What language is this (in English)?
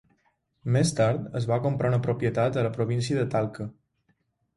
Catalan